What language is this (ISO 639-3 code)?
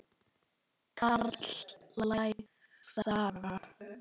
isl